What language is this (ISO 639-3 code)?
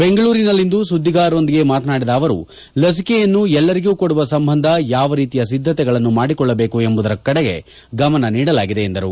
kan